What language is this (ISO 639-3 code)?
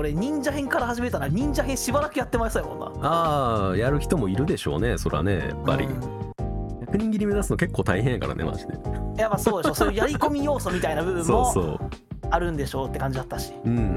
jpn